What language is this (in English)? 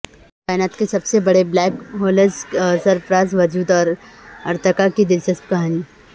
Urdu